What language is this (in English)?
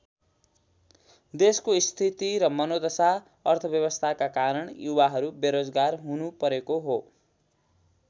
Nepali